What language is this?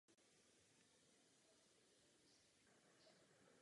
Czech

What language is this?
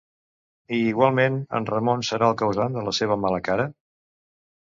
Catalan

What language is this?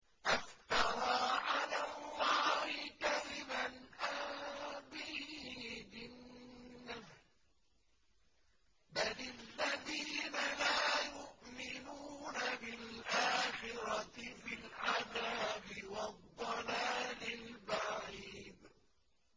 Arabic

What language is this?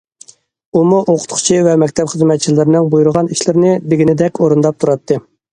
Uyghur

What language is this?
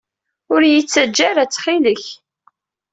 Kabyle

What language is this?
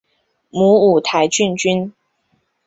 Chinese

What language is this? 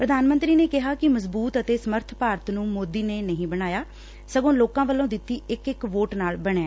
Punjabi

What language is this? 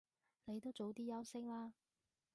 Cantonese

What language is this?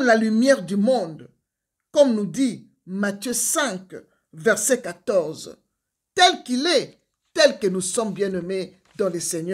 French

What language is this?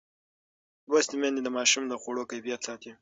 Pashto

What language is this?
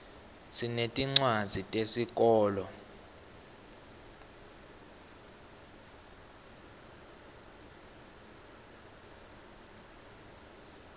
Swati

